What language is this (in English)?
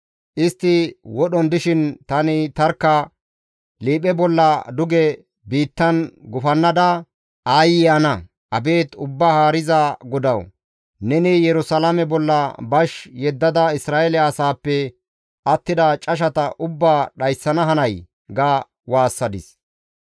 Gamo